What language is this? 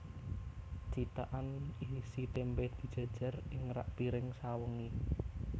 Javanese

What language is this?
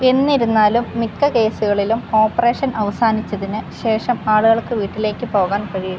Malayalam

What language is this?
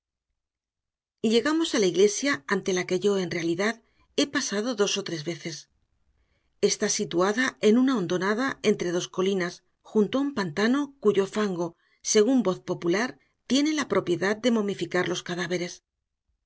Spanish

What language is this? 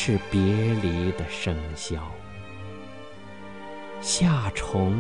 Chinese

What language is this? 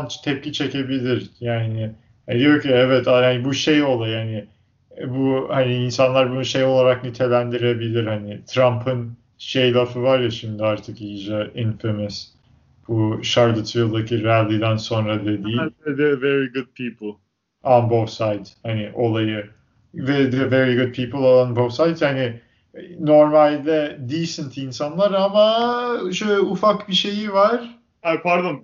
Turkish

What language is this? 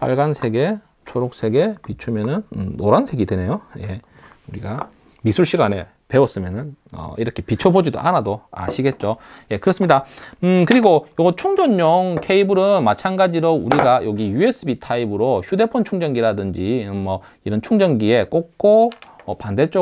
Korean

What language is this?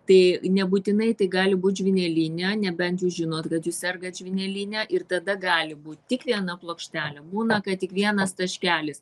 Lithuanian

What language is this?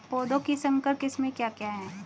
Hindi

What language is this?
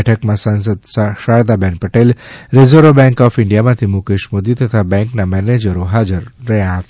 Gujarati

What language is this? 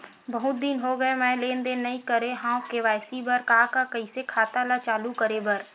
Chhattisgarhi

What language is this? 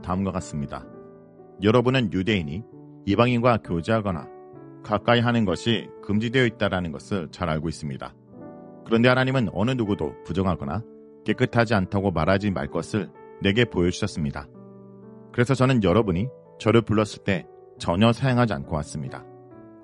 Korean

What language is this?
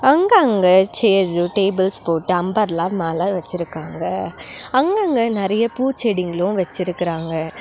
Tamil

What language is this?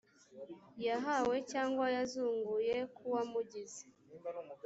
Kinyarwanda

